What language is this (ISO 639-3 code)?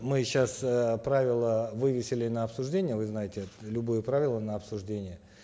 kaz